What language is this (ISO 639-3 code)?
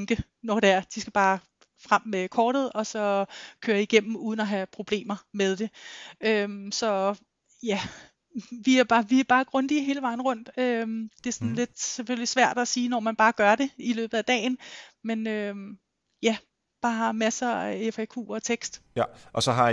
dan